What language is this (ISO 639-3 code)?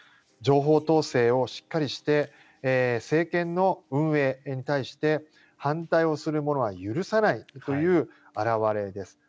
jpn